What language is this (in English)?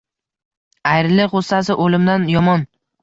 Uzbek